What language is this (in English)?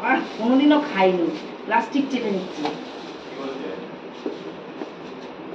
Arabic